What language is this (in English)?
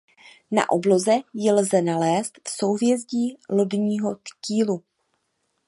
Czech